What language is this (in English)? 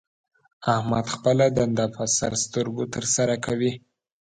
Pashto